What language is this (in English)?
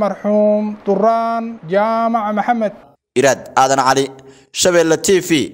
Arabic